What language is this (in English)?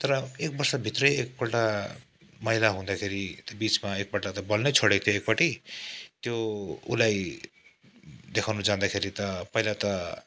Nepali